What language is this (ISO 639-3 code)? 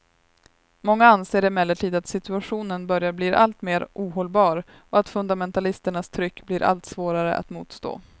swe